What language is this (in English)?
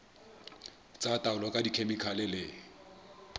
Southern Sotho